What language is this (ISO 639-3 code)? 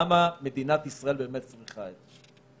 heb